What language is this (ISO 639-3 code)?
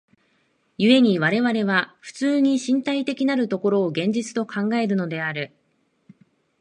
jpn